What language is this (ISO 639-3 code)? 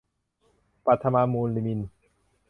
tha